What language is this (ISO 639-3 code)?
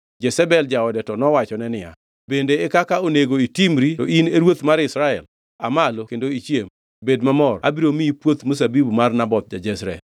luo